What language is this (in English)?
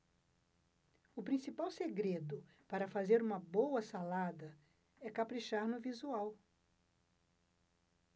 Portuguese